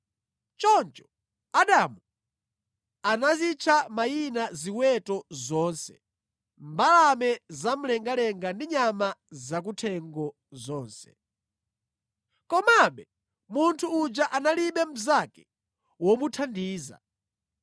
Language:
Nyanja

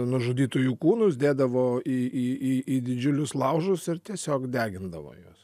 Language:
Lithuanian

